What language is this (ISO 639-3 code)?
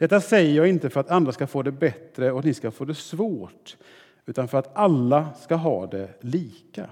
swe